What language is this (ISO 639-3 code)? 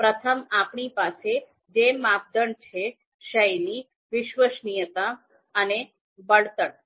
guj